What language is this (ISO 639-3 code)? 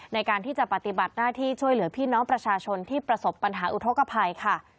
tha